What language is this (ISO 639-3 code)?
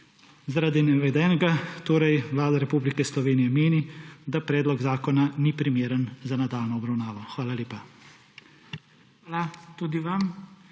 slv